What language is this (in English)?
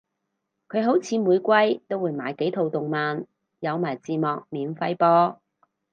Cantonese